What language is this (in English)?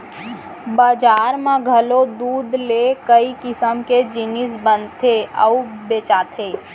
Chhattisgarhi